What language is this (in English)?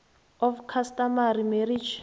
South Ndebele